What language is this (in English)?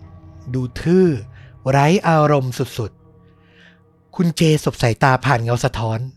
Thai